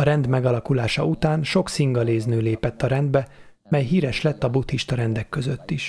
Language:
Hungarian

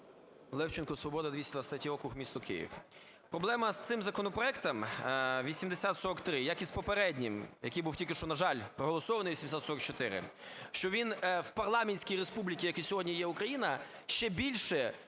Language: Ukrainian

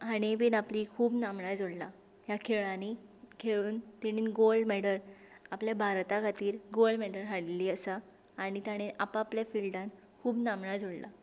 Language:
Konkani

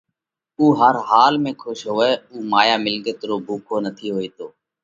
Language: Parkari Koli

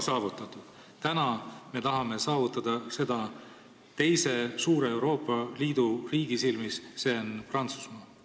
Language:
Estonian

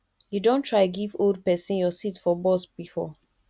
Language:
Nigerian Pidgin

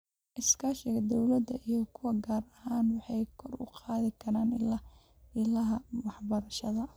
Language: Somali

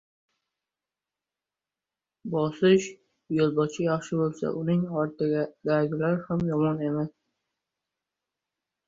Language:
Uzbek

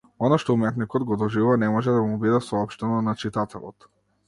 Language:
Macedonian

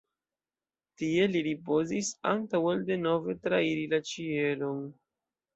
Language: Esperanto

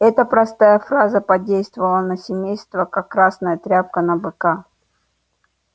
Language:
Russian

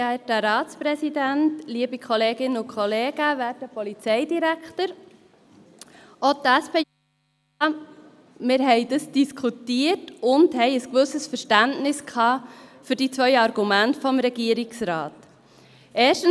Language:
Swiss German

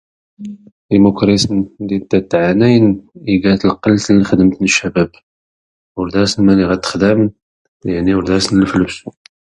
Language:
Tachelhit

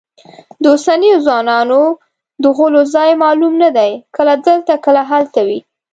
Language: Pashto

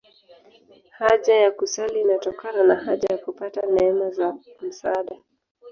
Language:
Swahili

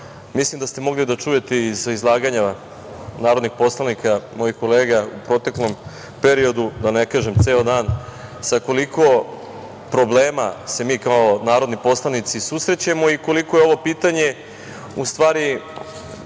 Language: Serbian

